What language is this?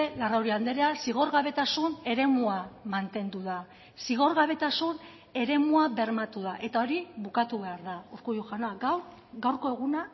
Basque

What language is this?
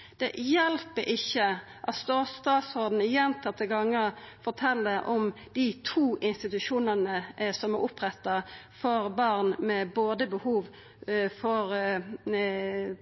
Norwegian Nynorsk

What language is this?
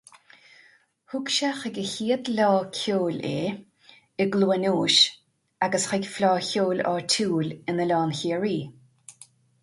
Irish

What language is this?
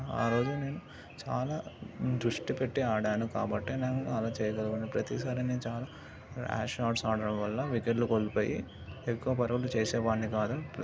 Telugu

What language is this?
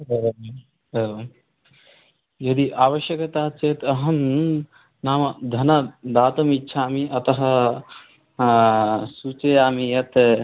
Sanskrit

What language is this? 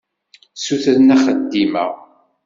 Kabyle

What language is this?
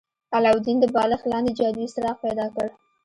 Pashto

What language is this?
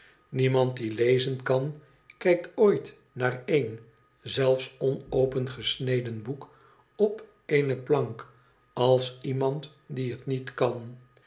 Dutch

